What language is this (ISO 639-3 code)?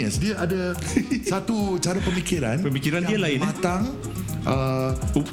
msa